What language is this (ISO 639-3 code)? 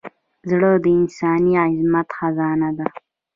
pus